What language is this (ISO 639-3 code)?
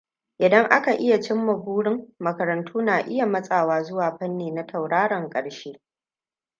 hau